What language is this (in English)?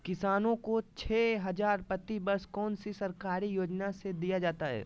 Magahi